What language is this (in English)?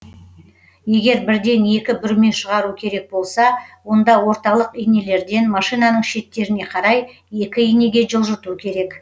Kazakh